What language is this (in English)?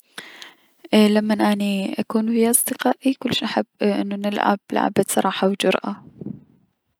Mesopotamian Arabic